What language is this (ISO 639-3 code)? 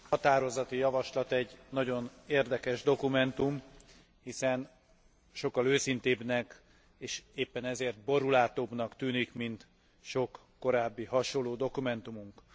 hun